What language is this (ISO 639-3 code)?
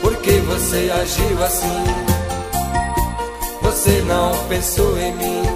por